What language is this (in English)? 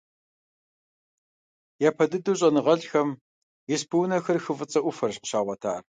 Kabardian